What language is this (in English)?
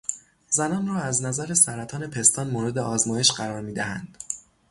Persian